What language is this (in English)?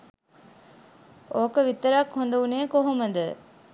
Sinhala